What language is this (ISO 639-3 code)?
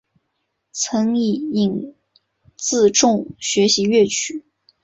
zho